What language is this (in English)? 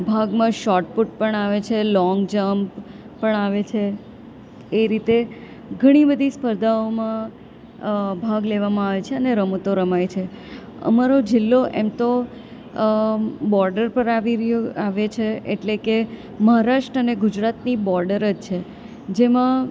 Gujarati